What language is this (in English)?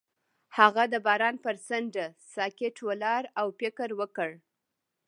Pashto